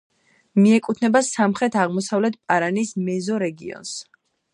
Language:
Georgian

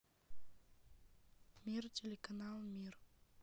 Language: Russian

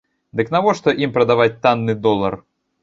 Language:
Belarusian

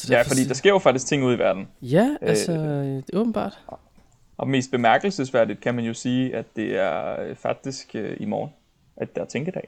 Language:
Danish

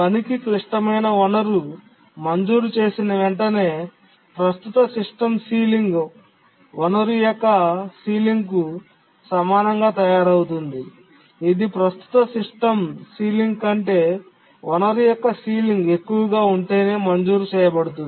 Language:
Telugu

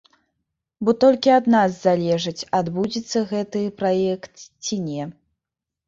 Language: Belarusian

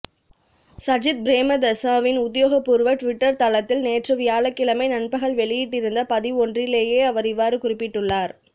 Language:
Tamil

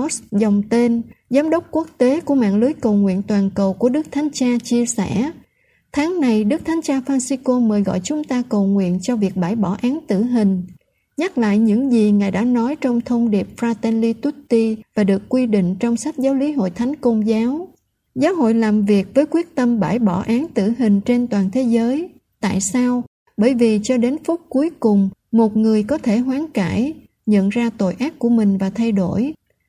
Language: Vietnamese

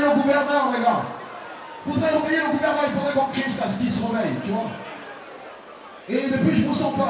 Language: French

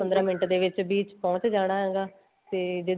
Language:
Punjabi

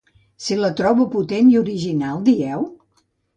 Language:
Catalan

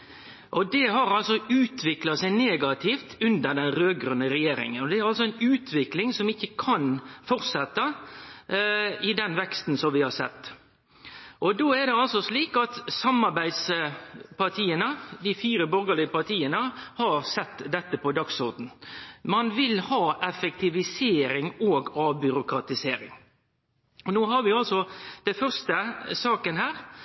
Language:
Norwegian Nynorsk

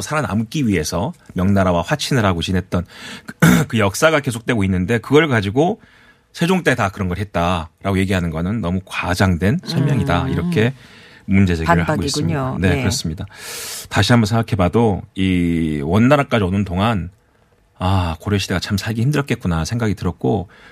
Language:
Korean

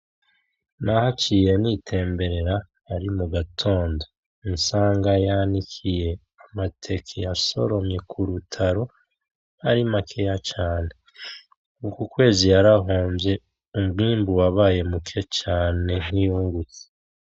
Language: Rundi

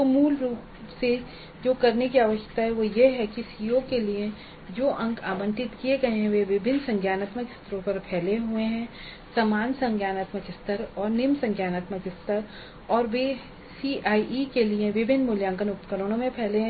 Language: Hindi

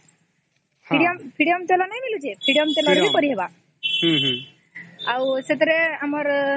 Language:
Odia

